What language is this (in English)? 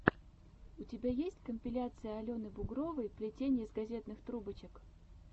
Russian